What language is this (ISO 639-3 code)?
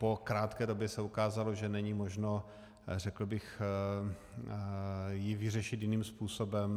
ces